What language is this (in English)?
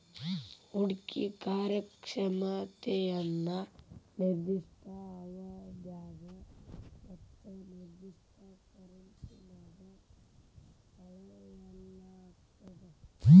Kannada